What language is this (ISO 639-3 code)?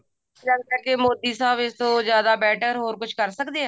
pan